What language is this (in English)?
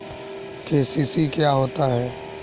Hindi